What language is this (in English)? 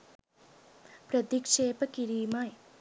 Sinhala